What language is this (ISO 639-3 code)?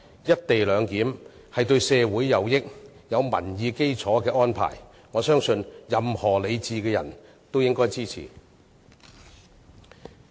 yue